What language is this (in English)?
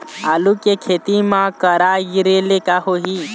Chhattisgarhi